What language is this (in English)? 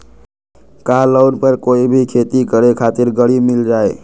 Magahi